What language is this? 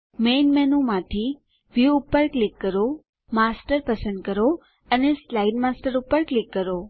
Gujarati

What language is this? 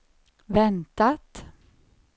Swedish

